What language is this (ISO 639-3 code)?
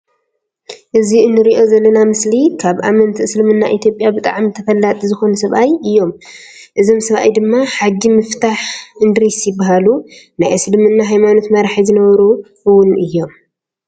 tir